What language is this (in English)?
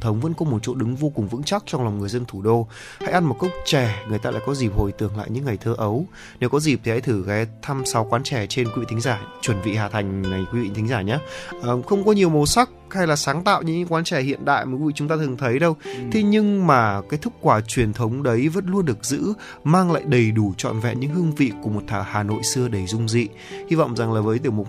Vietnamese